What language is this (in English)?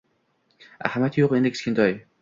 Uzbek